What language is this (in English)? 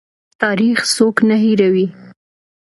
Pashto